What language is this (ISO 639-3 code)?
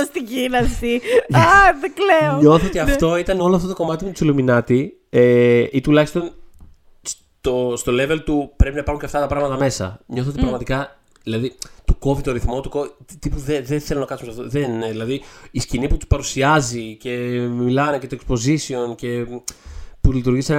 ell